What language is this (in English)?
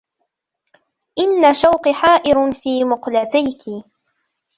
Arabic